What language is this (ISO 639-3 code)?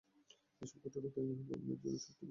ben